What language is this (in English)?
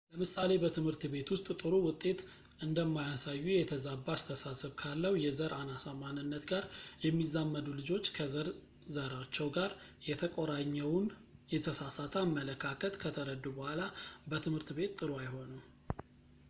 Amharic